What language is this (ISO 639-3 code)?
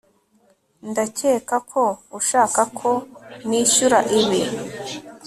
kin